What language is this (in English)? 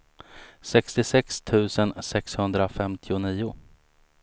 Swedish